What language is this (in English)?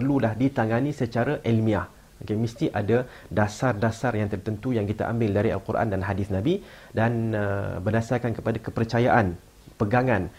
Malay